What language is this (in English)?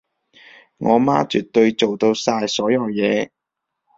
Cantonese